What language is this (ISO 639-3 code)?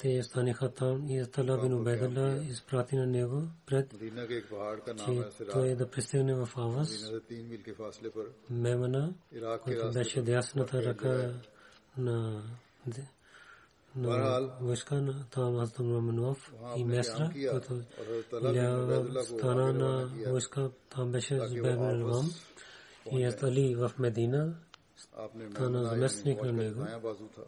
bul